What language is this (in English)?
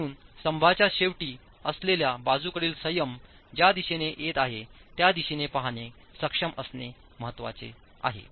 Marathi